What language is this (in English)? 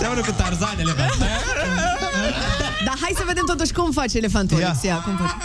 Romanian